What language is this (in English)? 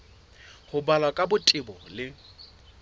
Southern Sotho